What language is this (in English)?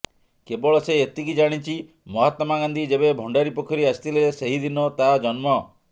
Odia